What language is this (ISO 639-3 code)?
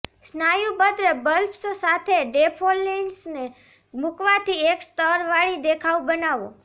guj